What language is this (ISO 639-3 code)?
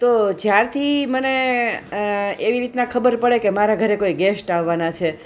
guj